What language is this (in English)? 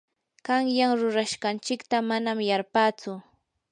Yanahuanca Pasco Quechua